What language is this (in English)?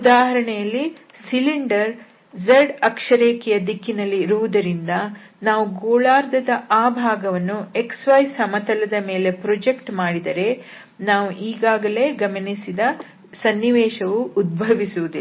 Kannada